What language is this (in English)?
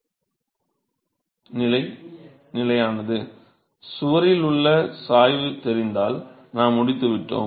Tamil